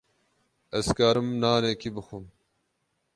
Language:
Kurdish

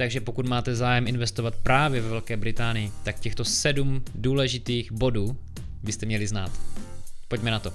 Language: Czech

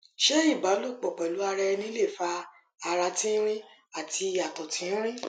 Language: Yoruba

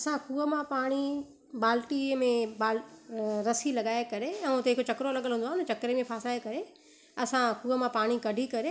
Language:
Sindhi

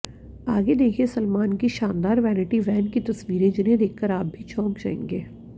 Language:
Hindi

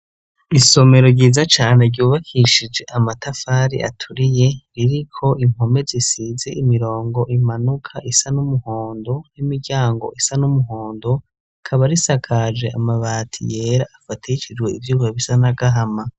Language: Rundi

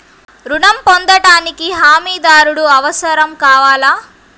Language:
Telugu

